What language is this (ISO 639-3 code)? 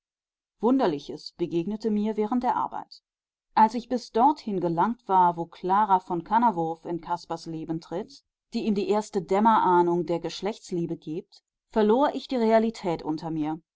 deu